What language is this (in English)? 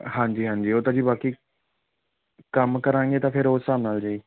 Punjabi